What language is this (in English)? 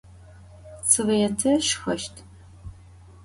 Adyghe